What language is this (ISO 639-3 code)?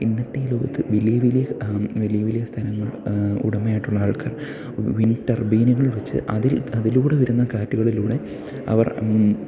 mal